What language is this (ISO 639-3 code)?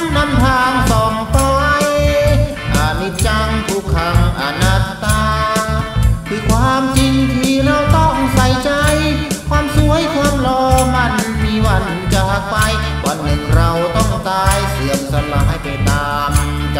tha